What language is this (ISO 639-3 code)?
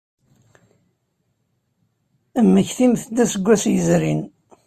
kab